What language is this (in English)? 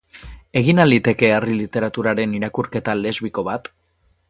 Basque